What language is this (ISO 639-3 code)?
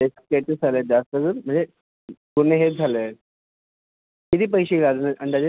mar